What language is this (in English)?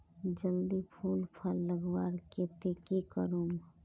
Magahi